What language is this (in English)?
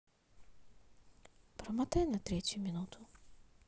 Russian